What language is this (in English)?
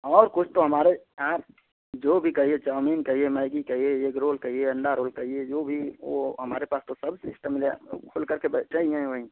Hindi